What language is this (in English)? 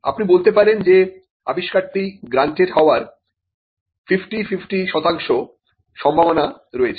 Bangla